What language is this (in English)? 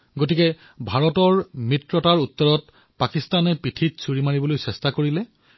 Assamese